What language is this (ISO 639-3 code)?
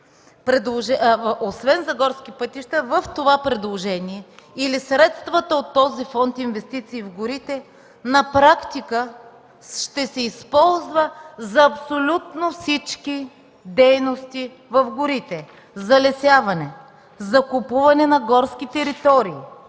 bul